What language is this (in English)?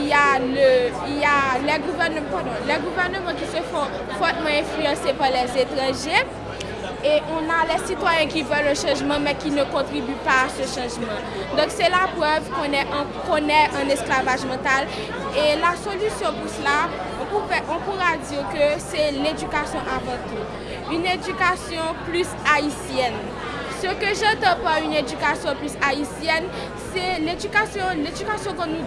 French